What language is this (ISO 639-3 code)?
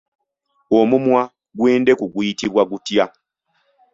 lug